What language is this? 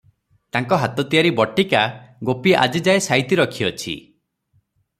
Odia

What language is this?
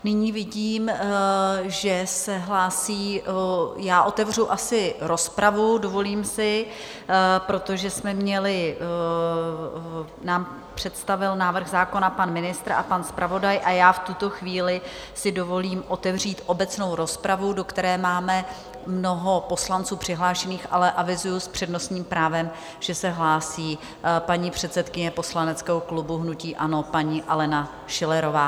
Czech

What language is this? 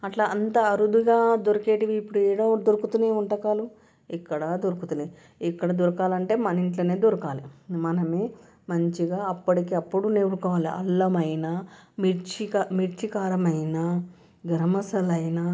Telugu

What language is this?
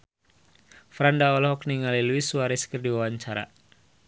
Sundanese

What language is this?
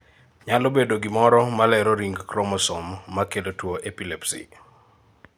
Luo (Kenya and Tanzania)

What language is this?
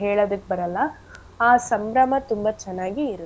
Kannada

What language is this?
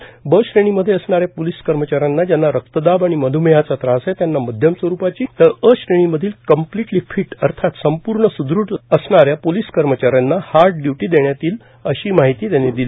Marathi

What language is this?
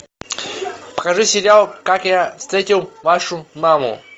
Russian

